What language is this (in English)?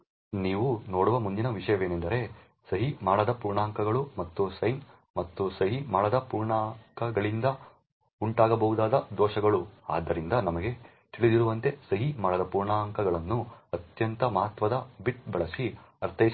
Kannada